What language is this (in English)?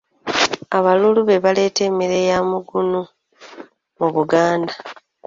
Ganda